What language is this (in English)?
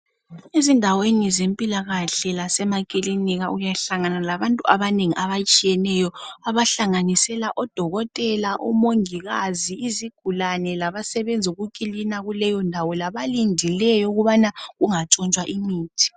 North Ndebele